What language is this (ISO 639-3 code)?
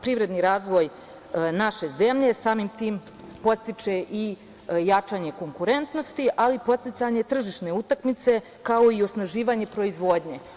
srp